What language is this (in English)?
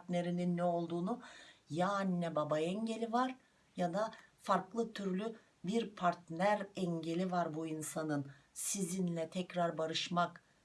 Turkish